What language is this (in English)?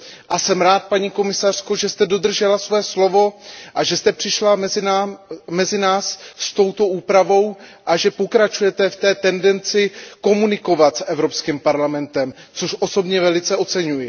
Czech